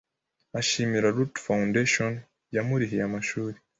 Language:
Kinyarwanda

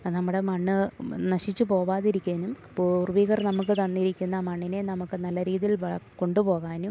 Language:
Malayalam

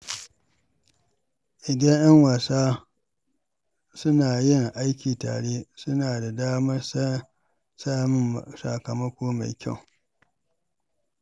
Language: Hausa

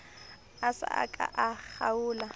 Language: Southern Sotho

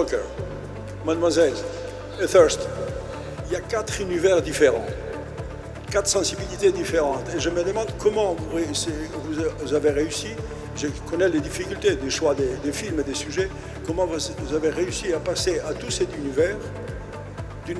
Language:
Korean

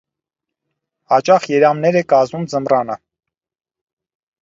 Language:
Armenian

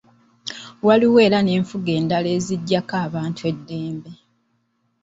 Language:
Ganda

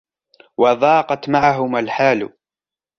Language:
Arabic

